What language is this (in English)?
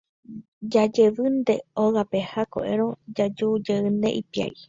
Guarani